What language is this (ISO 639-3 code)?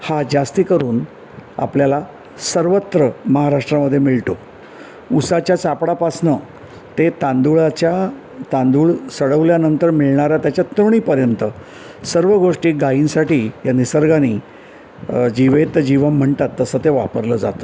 mar